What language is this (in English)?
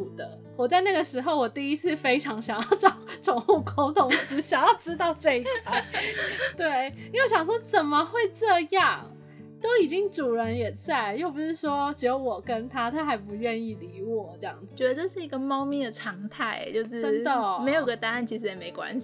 Chinese